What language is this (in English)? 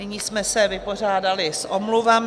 Czech